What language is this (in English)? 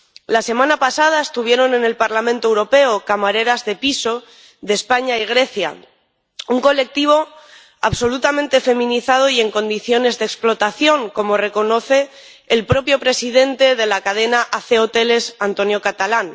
Spanish